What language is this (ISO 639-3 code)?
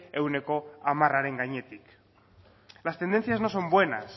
spa